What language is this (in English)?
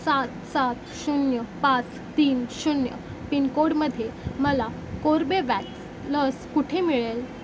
Marathi